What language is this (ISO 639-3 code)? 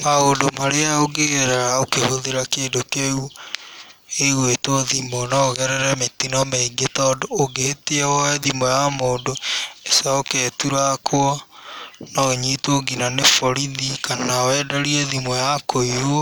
kik